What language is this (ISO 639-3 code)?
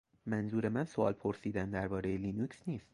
fas